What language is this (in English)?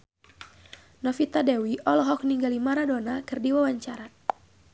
Sundanese